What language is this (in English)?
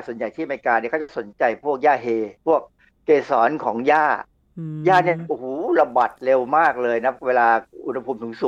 Thai